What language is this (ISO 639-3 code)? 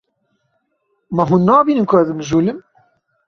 kur